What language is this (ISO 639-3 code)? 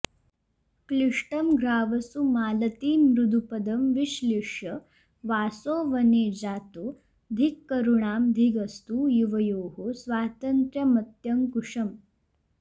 san